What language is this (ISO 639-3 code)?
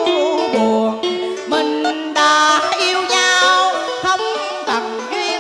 vie